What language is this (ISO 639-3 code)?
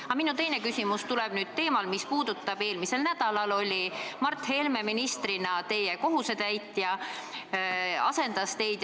est